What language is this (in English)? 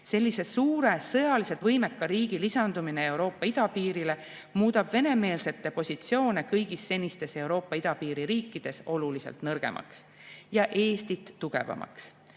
Estonian